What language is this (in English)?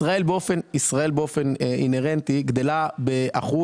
Hebrew